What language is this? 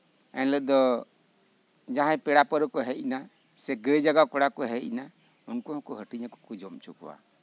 Santali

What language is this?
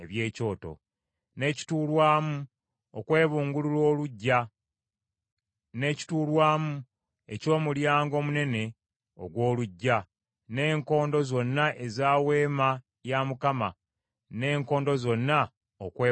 Ganda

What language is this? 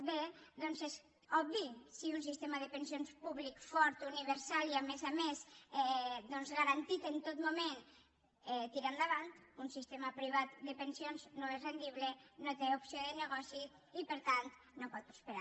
Catalan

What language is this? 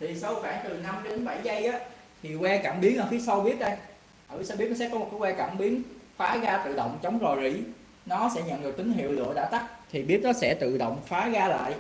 Vietnamese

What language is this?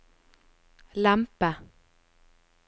Norwegian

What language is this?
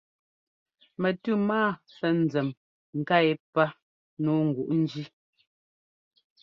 Ngomba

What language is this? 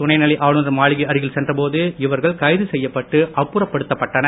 Tamil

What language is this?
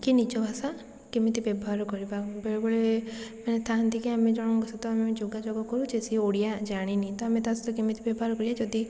Odia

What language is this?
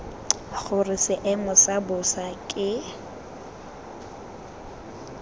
Tswana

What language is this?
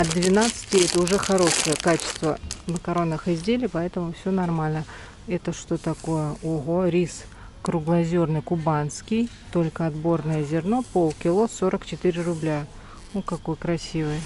Russian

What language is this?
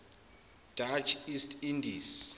Zulu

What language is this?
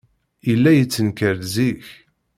Kabyle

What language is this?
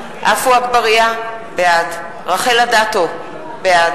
Hebrew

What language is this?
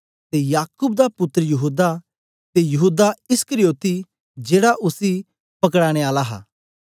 Dogri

